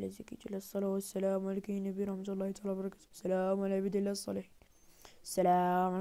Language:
Arabic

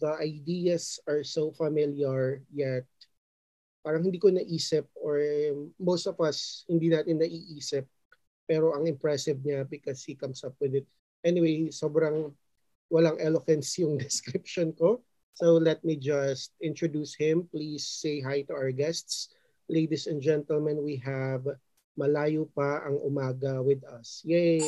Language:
Filipino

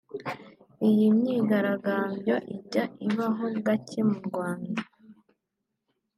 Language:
Kinyarwanda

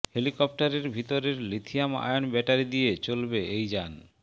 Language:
Bangla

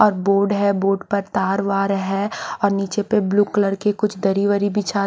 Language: Hindi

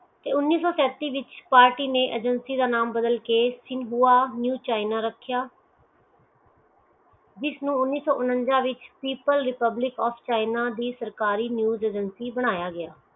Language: Punjabi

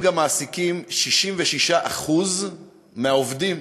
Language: Hebrew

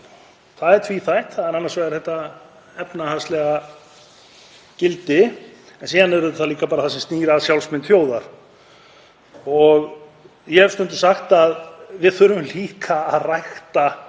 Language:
Icelandic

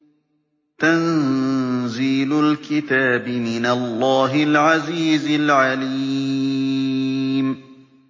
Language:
Arabic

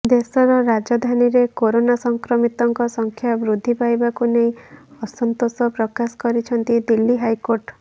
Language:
Odia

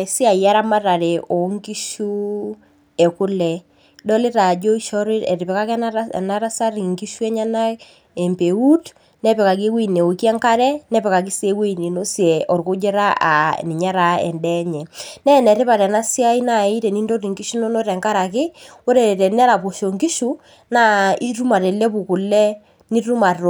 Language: Masai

